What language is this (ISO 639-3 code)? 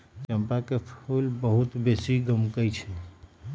mag